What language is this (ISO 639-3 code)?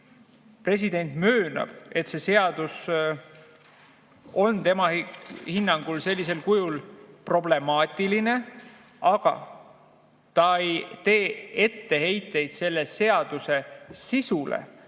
est